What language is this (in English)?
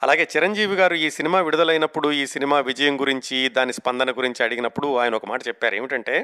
Telugu